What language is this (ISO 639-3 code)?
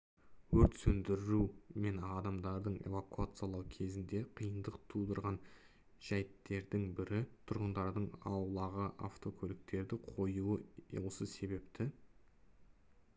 kaz